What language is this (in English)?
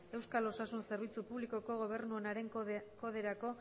Basque